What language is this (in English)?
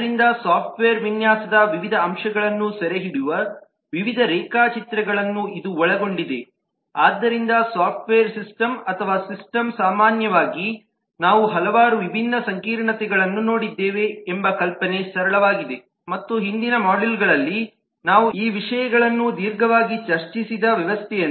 Kannada